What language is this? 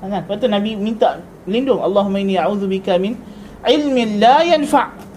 Malay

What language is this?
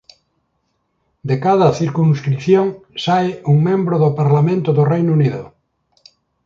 Galician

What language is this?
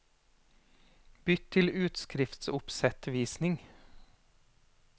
Norwegian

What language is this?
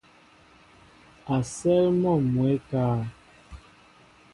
Mbo (Cameroon)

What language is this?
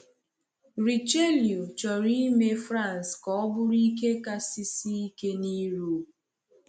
Igbo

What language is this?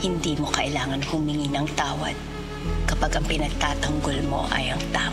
Filipino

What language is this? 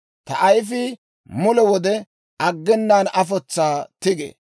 Dawro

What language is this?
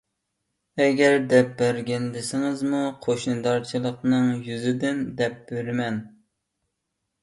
Uyghur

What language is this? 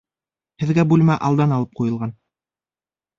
Bashkir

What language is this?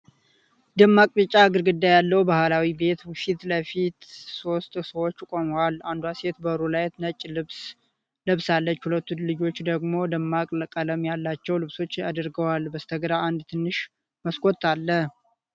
Amharic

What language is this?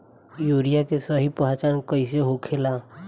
Bhojpuri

